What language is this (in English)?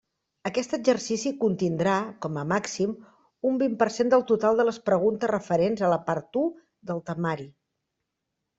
Catalan